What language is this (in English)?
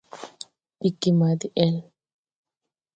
Tupuri